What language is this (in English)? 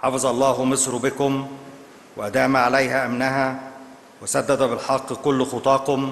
Arabic